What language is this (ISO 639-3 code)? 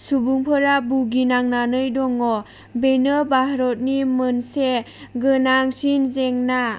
brx